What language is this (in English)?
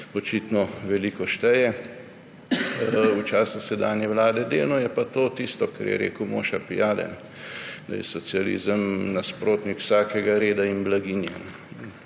Slovenian